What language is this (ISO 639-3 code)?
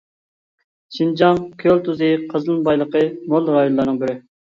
uig